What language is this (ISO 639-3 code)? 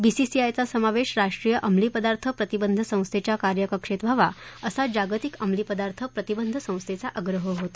mar